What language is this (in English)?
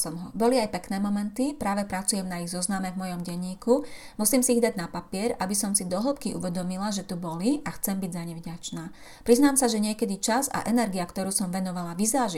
Slovak